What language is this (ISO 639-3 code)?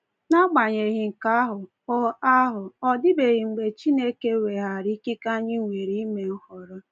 ibo